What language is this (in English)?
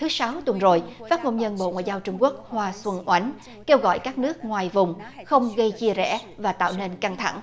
Vietnamese